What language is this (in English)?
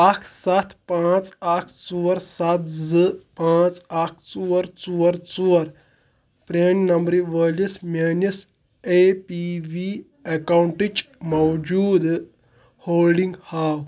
Kashmiri